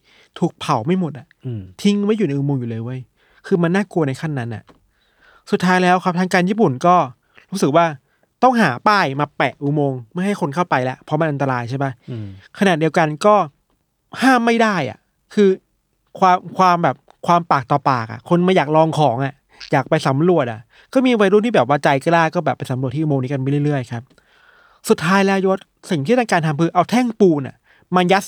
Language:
Thai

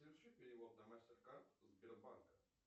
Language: Russian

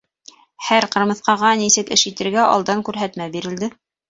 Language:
Bashkir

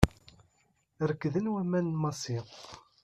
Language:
Kabyle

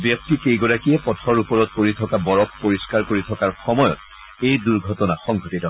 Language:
Assamese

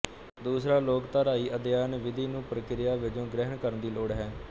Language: Punjabi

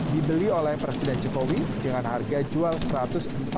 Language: Indonesian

